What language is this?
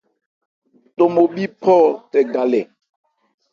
Ebrié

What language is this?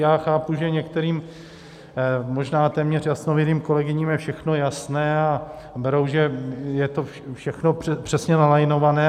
Czech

